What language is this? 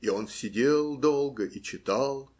Russian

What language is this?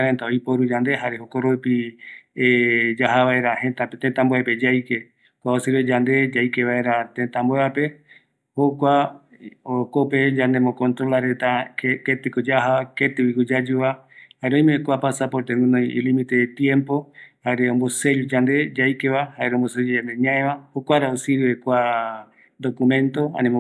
Eastern Bolivian Guaraní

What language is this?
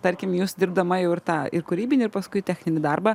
Lithuanian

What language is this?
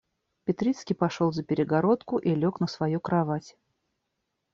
Russian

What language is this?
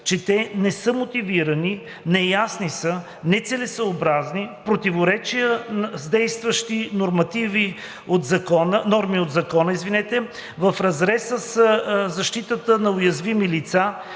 Bulgarian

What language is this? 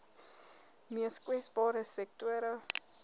Afrikaans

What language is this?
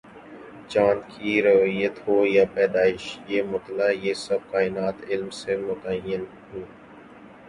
Urdu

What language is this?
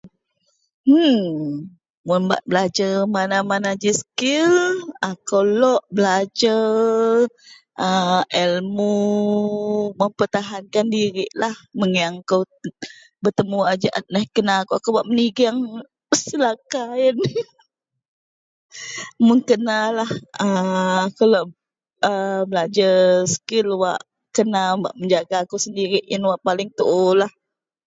Central Melanau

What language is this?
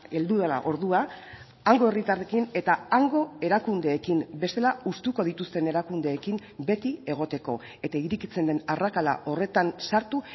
Basque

